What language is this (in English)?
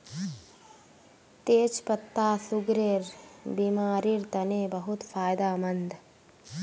Magahi